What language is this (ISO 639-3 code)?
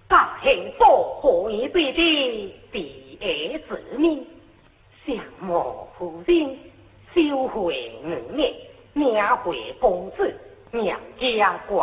zho